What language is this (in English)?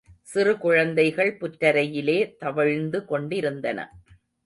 Tamil